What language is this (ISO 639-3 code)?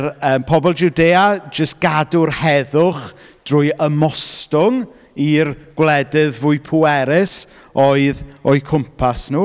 cym